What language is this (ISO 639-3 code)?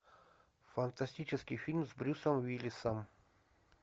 rus